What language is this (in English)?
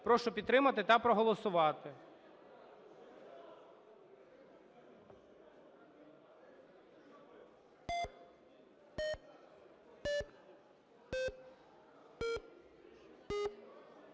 Ukrainian